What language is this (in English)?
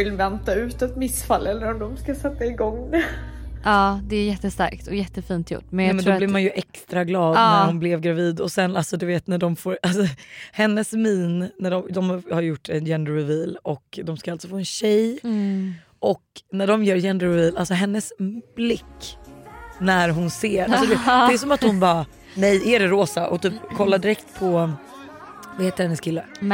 Swedish